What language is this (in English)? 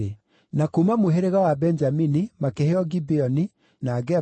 Kikuyu